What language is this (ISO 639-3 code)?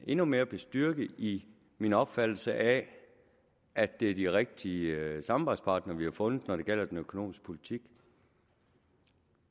dan